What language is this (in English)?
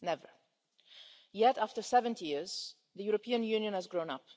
English